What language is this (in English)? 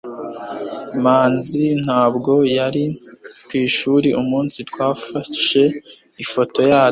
Kinyarwanda